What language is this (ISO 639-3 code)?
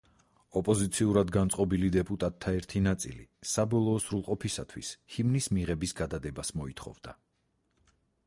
kat